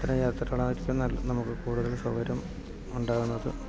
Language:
Malayalam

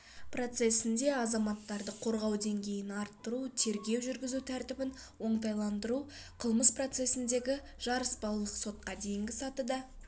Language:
Kazakh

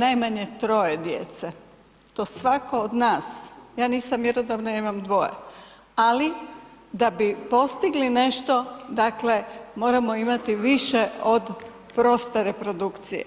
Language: Croatian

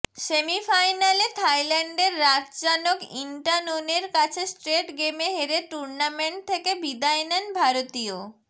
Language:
Bangla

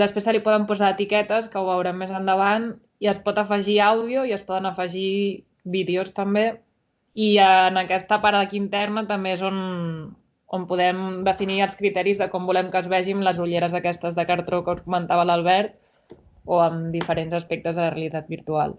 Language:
Catalan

